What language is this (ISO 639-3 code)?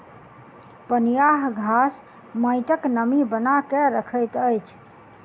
mai